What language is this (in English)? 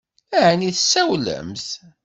Kabyle